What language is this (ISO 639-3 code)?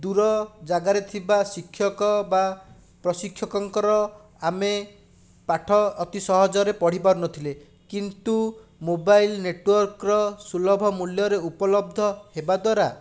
ori